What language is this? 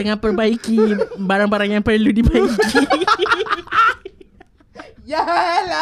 Malay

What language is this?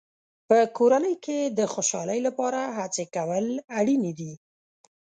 Pashto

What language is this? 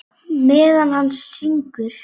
Icelandic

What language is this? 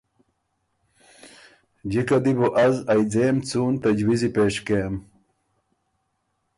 Ormuri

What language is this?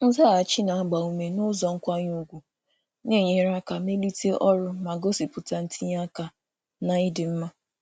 Igbo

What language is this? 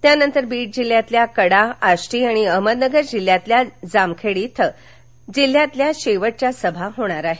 Marathi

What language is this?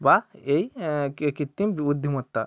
Bangla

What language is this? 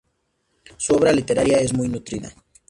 Spanish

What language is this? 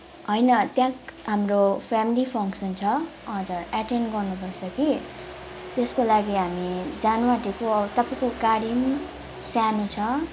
Nepali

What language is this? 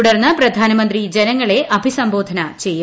Malayalam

